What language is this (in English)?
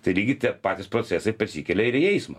Lithuanian